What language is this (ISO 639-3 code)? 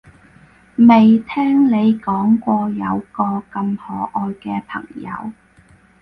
yue